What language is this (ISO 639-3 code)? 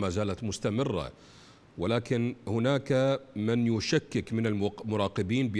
ara